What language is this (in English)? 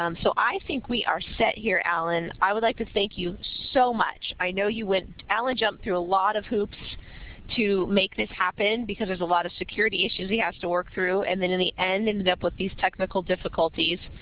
English